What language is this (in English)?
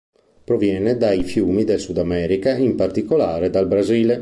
Italian